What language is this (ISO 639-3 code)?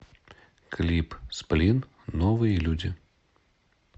rus